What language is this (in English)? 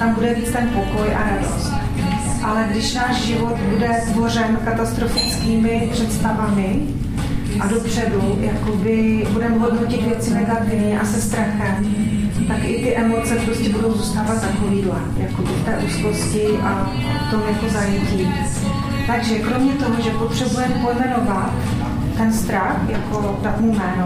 Czech